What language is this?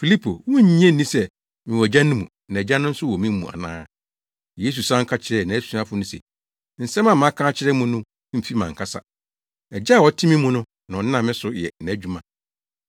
Akan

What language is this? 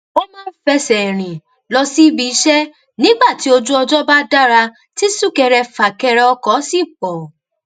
Yoruba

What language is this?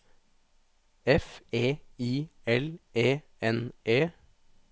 Norwegian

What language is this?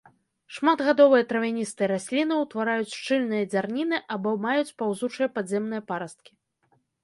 Belarusian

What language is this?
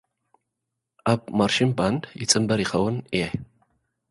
Tigrinya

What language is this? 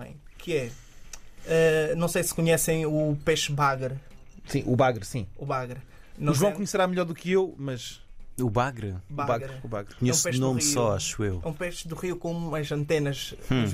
Portuguese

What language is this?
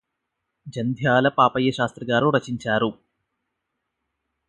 Telugu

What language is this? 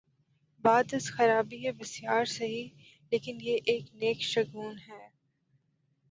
Urdu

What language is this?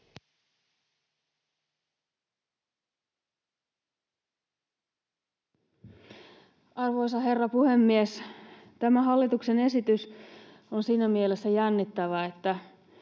Finnish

